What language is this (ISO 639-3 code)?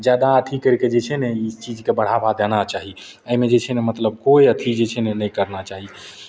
mai